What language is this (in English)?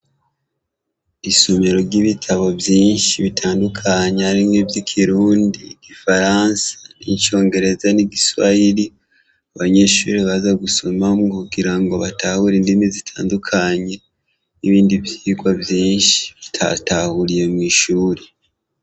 Rundi